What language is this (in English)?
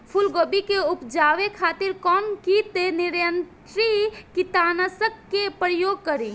Bhojpuri